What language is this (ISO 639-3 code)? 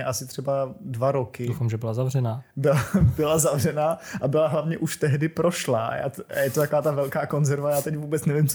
ces